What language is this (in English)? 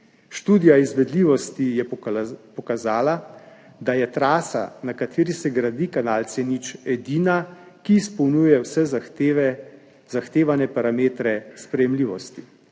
Slovenian